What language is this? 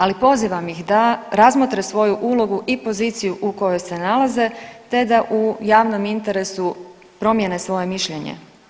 Croatian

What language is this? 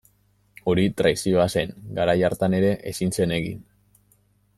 Basque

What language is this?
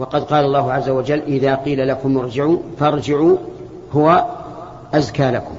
Arabic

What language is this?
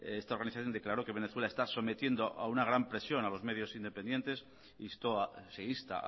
Spanish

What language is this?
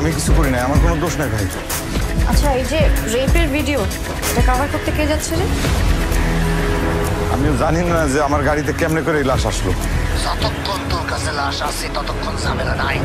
Hindi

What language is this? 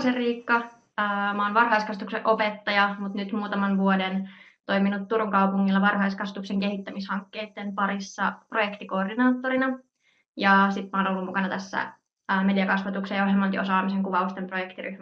Finnish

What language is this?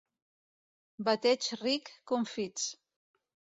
Catalan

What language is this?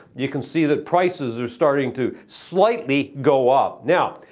English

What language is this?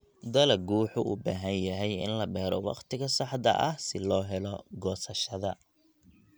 Somali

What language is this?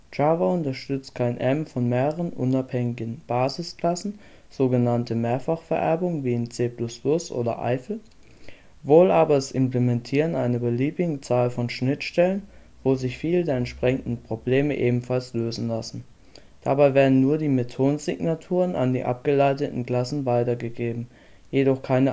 German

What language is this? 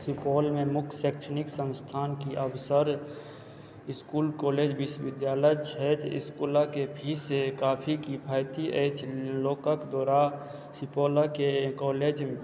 Maithili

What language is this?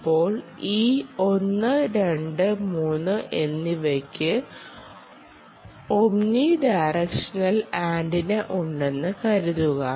Malayalam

